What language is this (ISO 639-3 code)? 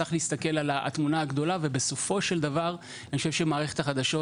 heb